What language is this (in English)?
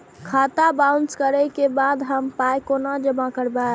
Maithili